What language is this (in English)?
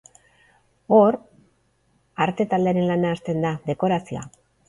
Basque